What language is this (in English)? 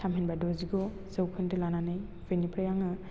Bodo